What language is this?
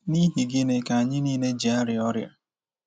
Igbo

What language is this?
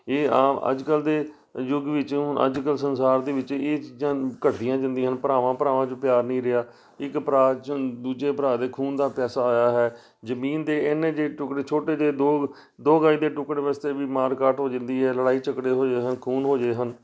Punjabi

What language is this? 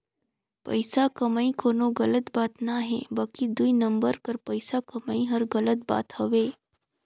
Chhattisgarhi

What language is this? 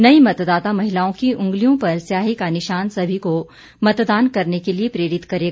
Hindi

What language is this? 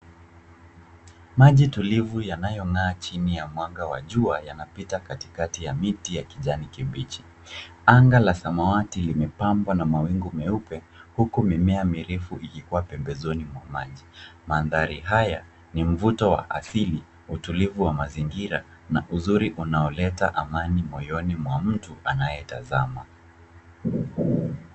Swahili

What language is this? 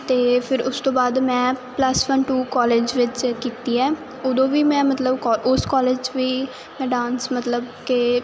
Punjabi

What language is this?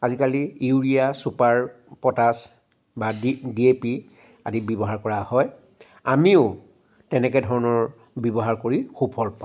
Assamese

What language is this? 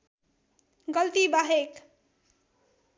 Nepali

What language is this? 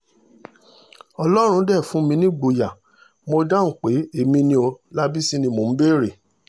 Yoruba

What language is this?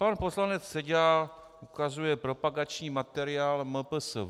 Czech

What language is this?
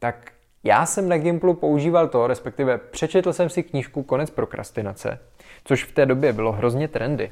Czech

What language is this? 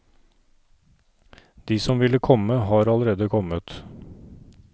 Norwegian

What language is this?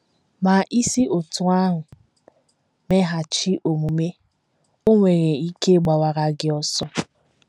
Igbo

